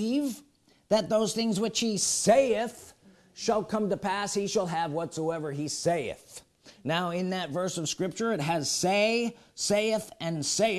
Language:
English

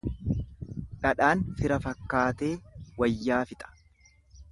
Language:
Oromo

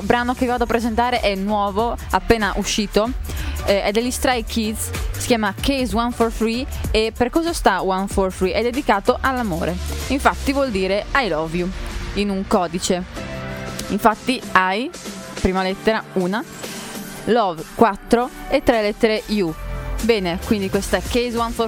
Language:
Italian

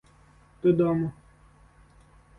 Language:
Ukrainian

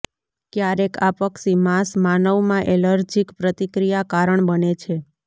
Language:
Gujarati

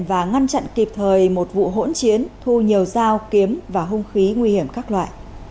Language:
Vietnamese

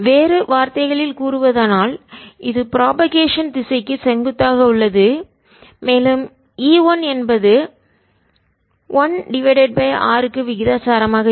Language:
Tamil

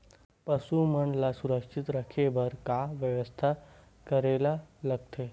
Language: Chhattisgarhi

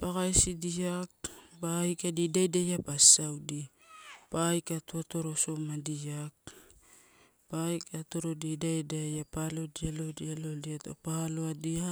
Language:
Torau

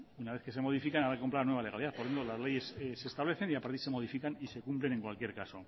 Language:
Spanish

